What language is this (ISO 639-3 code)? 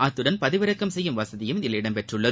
tam